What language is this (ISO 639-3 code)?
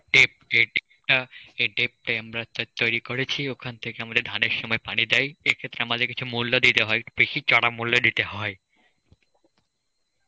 ben